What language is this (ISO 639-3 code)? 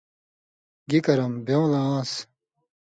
mvy